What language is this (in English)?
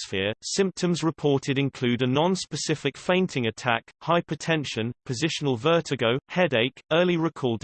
English